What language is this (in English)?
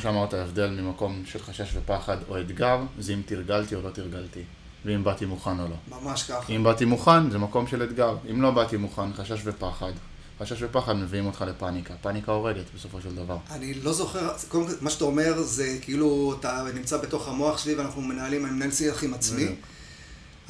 Hebrew